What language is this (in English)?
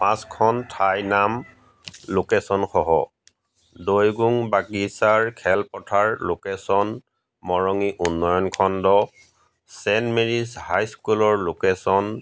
Assamese